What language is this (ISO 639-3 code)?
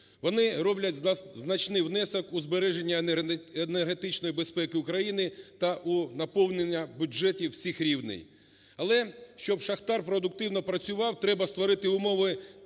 ukr